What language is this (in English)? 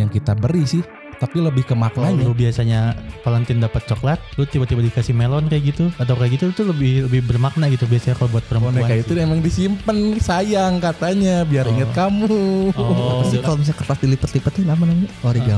Indonesian